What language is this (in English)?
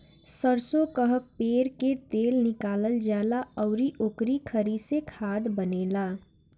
Bhojpuri